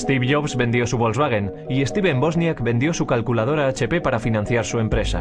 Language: Spanish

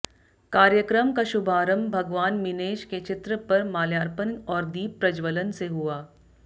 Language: Hindi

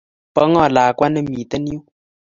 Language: Kalenjin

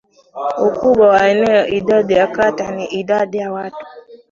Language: Swahili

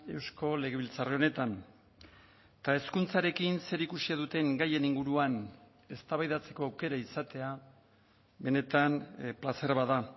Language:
Basque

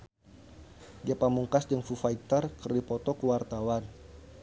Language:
Sundanese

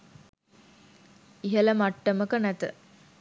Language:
Sinhala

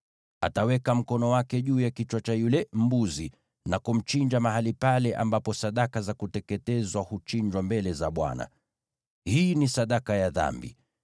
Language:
Swahili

